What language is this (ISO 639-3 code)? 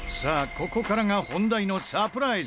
jpn